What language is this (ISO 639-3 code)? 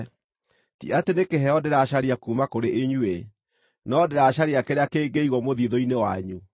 kik